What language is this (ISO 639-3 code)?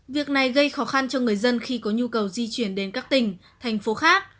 vie